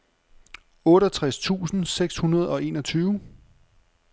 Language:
Danish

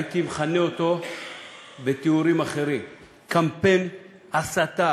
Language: Hebrew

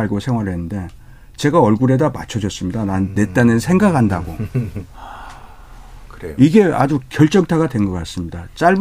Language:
Korean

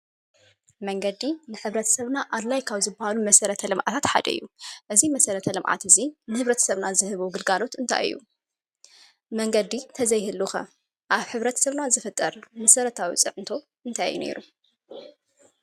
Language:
Tigrinya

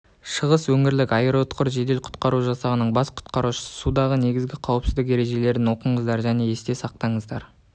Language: Kazakh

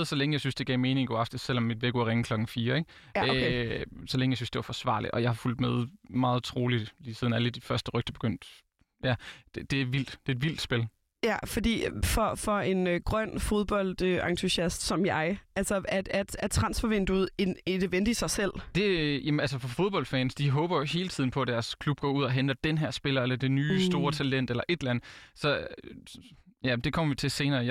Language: Danish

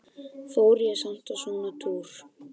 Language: Icelandic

